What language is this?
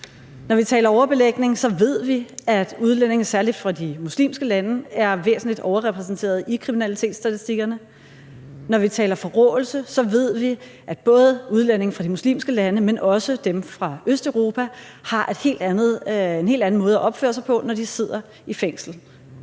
Danish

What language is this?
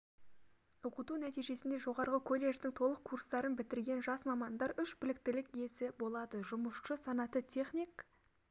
Kazakh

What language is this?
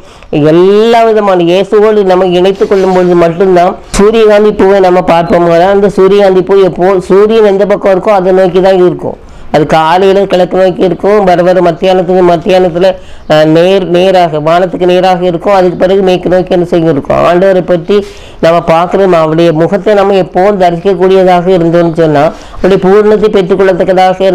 Tamil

